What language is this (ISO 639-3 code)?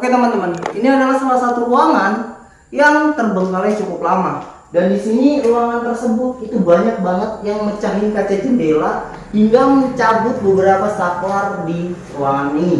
ind